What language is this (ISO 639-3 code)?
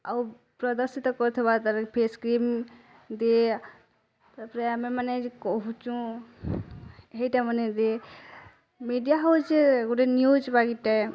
ori